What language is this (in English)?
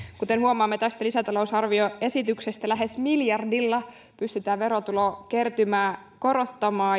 Finnish